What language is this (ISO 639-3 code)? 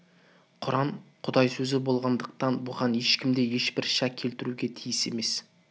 kaz